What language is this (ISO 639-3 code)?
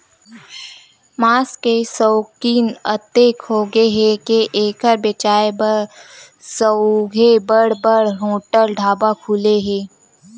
hne